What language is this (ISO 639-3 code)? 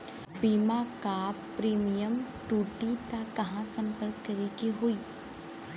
bho